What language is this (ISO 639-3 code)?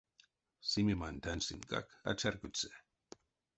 myv